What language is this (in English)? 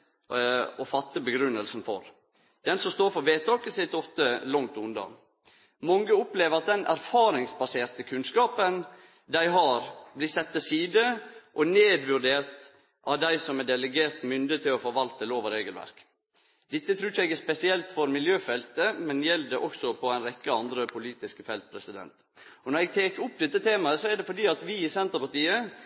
Norwegian Nynorsk